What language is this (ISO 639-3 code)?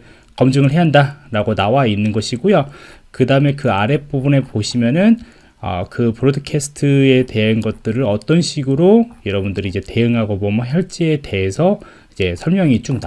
kor